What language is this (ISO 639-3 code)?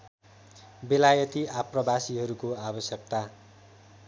nep